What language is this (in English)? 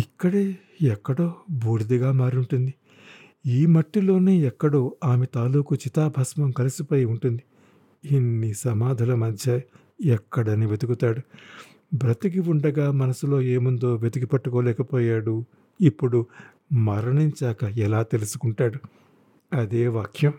Telugu